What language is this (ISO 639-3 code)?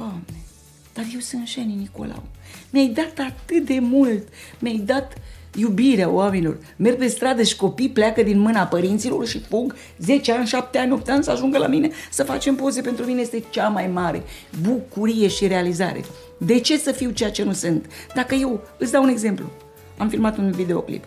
ron